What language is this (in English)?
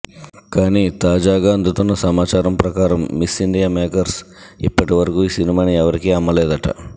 Telugu